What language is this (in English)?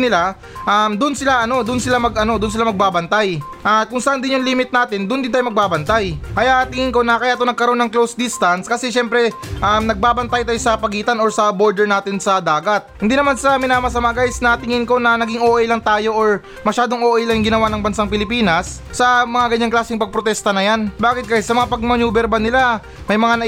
Filipino